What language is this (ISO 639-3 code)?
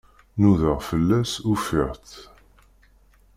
kab